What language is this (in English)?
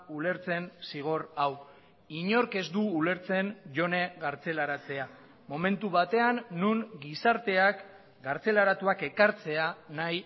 Basque